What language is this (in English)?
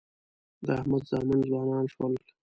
Pashto